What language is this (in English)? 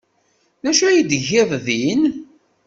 Kabyle